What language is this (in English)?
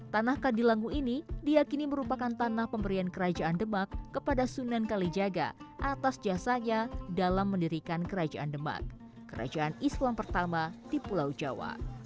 Indonesian